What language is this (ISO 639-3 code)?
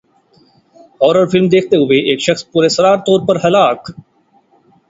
urd